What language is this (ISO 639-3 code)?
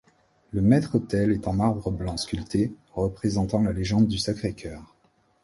fra